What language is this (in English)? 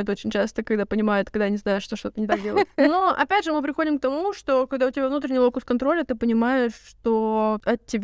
Russian